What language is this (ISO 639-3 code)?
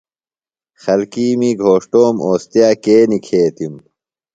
phl